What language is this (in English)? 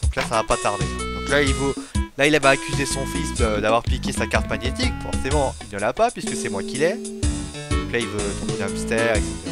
French